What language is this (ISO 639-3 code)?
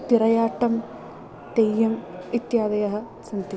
san